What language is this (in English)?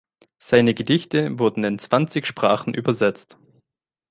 German